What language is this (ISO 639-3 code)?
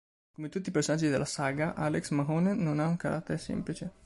ita